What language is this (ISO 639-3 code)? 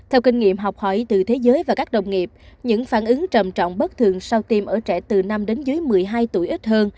vie